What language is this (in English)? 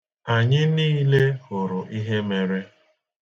Igbo